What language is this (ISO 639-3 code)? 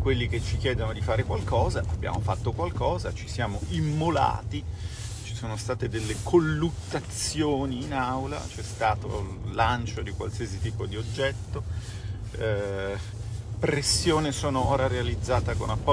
ita